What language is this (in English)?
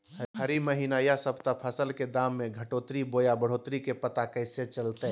Magahi